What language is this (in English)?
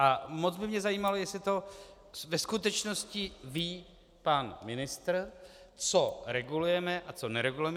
Czech